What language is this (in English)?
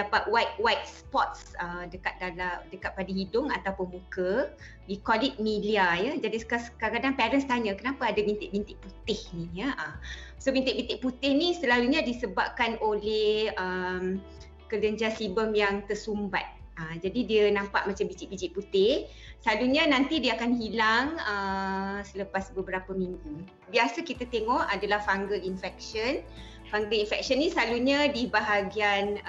Malay